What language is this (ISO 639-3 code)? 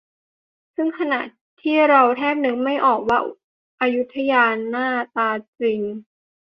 tha